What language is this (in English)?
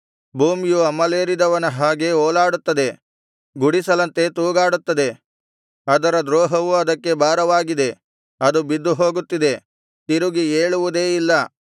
Kannada